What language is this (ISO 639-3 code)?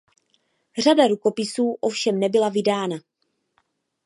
ces